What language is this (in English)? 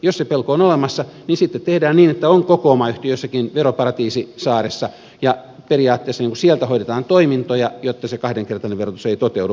Finnish